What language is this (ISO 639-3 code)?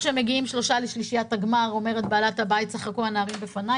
heb